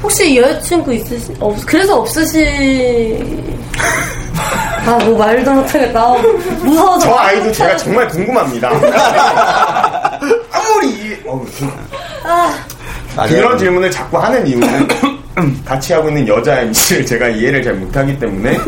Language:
Korean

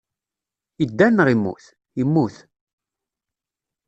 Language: Kabyle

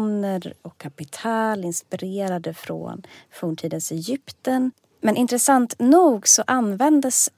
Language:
Swedish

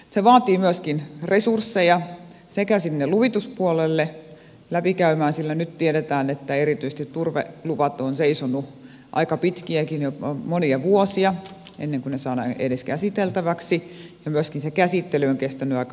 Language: Finnish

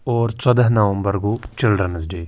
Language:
Kashmiri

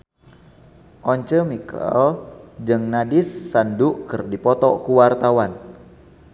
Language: Sundanese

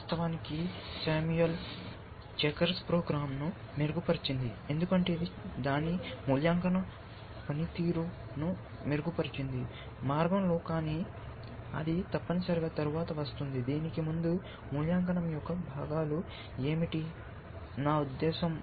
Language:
Telugu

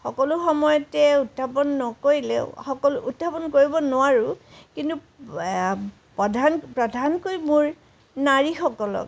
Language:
Assamese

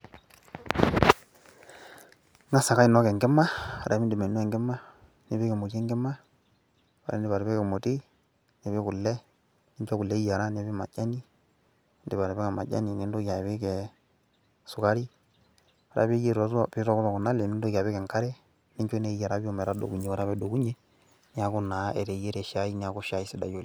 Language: Masai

